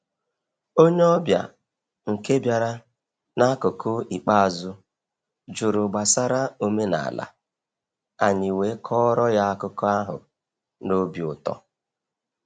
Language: Igbo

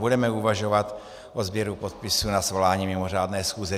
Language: Czech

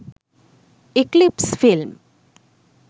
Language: Sinhala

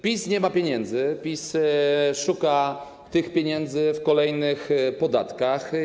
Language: Polish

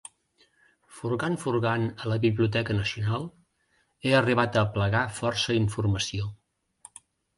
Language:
Catalan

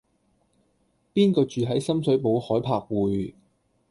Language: Cantonese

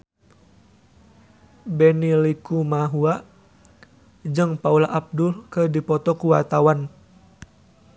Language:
Sundanese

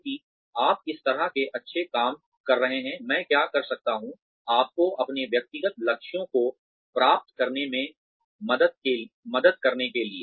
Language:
Hindi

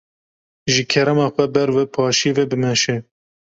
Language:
Kurdish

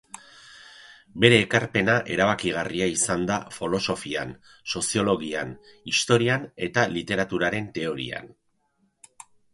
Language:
Basque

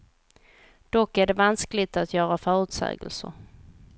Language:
Swedish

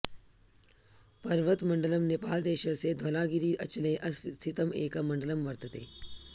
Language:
Sanskrit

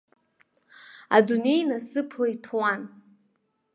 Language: Abkhazian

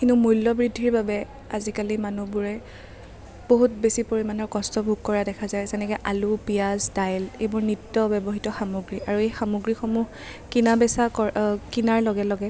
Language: Assamese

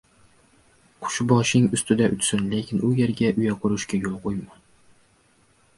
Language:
Uzbek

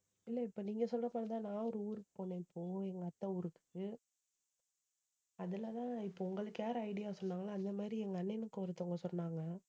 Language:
Tamil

